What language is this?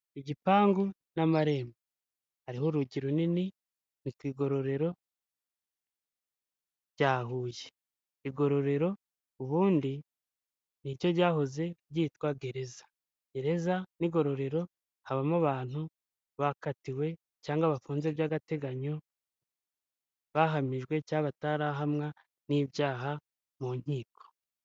Kinyarwanda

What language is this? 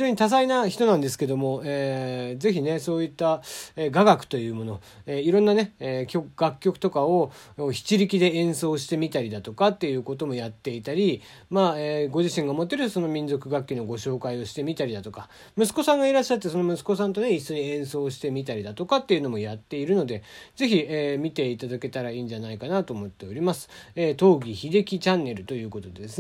Japanese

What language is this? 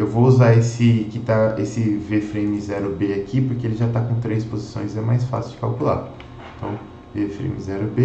Portuguese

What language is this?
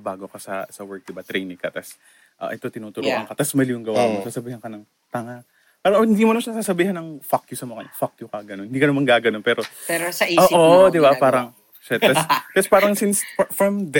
Filipino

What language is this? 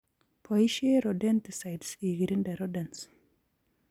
Kalenjin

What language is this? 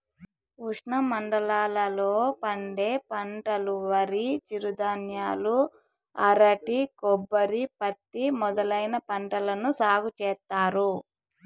Telugu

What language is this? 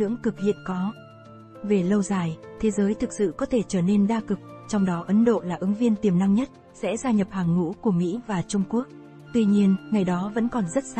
Vietnamese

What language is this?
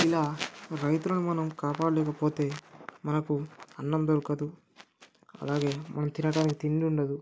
Telugu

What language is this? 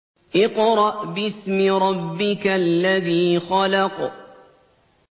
Arabic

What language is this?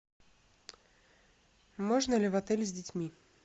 Russian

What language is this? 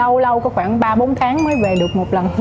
Vietnamese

